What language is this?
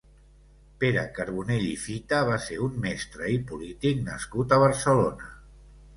Catalan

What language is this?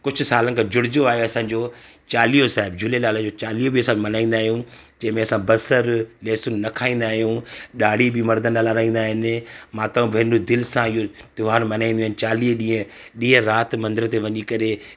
Sindhi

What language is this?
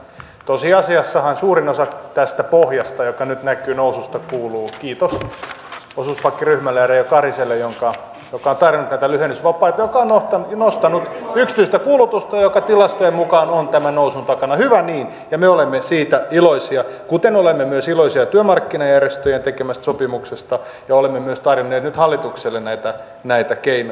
Finnish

